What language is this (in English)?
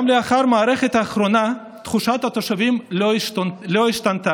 Hebrew